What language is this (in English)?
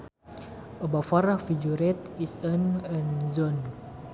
Sundanese